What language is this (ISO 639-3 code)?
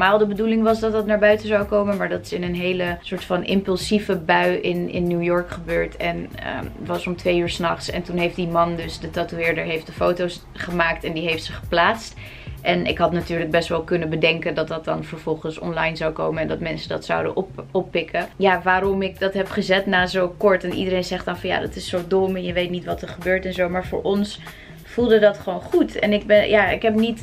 nld